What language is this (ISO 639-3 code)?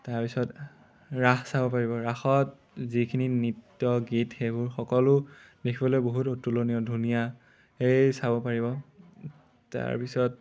asm